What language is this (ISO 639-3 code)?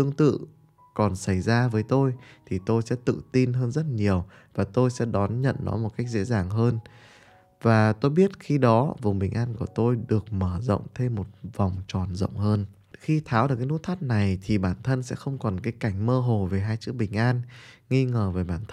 vie